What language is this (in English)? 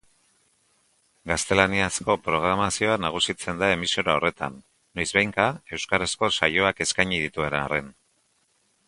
Basque